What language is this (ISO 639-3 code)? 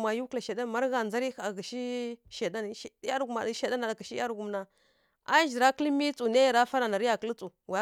fkk